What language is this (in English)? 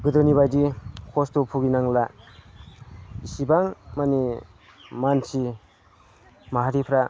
Bodo